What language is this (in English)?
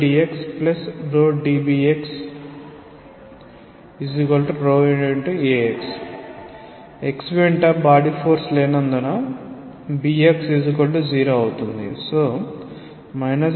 Telugu